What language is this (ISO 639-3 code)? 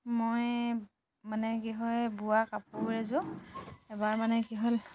asm